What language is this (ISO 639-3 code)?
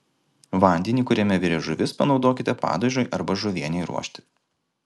lit